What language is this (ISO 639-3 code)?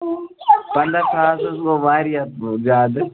kas